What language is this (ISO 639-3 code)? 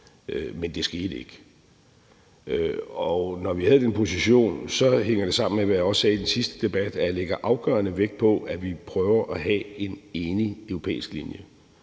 dan